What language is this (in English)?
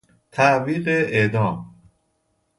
Persian